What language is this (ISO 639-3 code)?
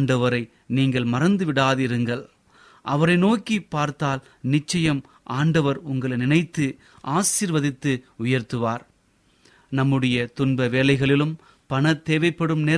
tam